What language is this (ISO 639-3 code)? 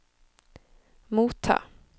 nor